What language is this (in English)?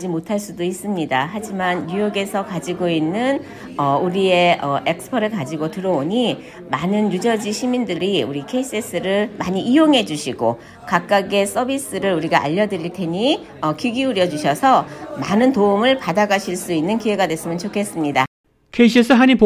Korean